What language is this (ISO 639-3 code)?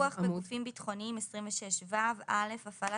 heb